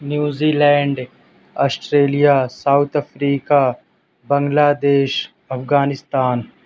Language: Urdu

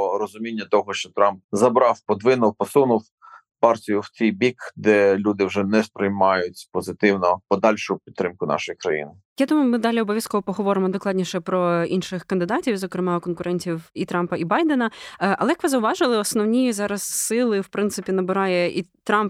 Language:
Ukrainian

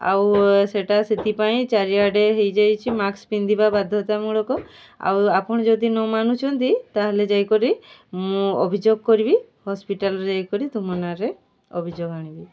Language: Odia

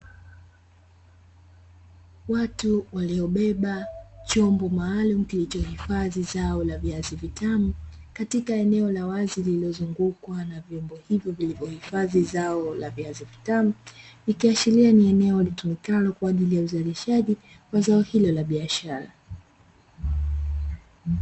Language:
Swahili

